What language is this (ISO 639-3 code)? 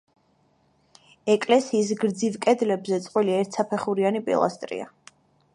kat